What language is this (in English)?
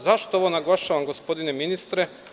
Serbian